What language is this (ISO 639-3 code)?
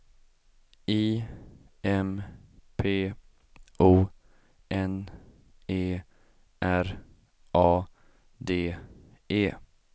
swe